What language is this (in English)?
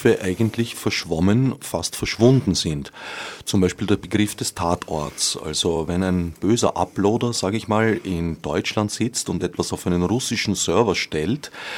German